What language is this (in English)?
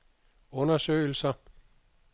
Danish